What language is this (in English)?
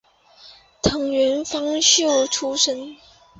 Chinese